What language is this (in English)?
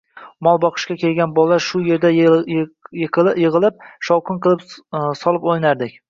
Uzbek